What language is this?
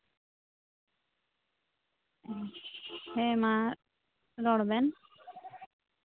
Santali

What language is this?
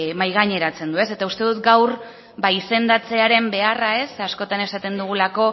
Basque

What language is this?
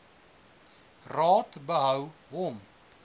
Afrikaans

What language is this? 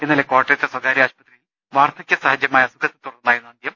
Malayalam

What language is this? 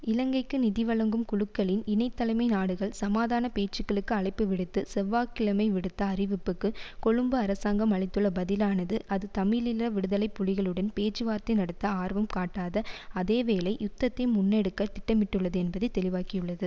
Tamil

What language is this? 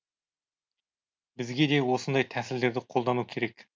Kazakh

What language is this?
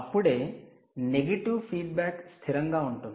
Telugu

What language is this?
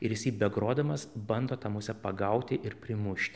Lithuanian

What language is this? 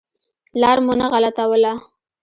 Pashto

